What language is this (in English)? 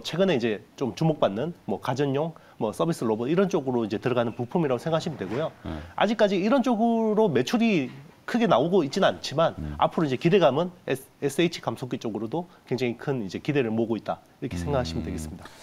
Korean